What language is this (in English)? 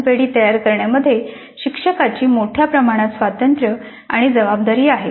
Marathi